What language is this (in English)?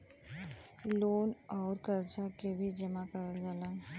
Bhojpuri